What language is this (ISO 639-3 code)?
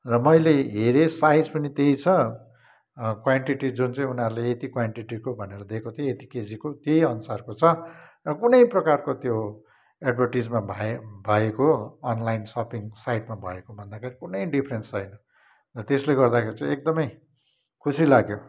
nep